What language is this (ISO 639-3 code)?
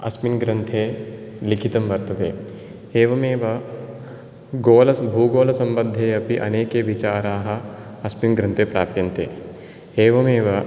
san